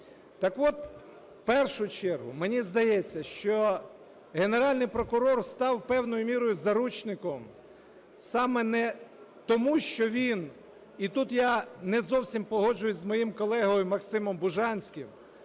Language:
Ukrainian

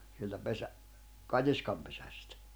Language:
Finnish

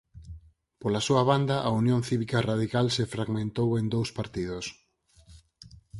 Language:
Galician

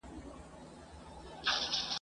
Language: Pashto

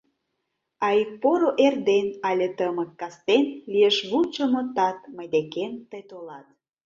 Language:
Mari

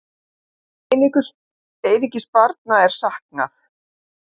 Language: Icelandic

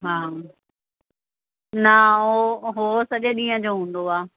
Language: Sindhi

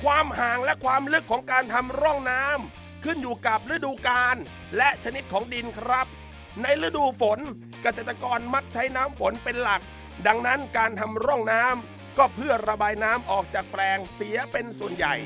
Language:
Thai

